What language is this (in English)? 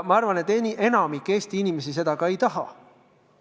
Estonian